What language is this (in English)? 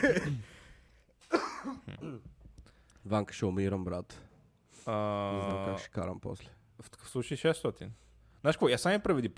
Bulgarian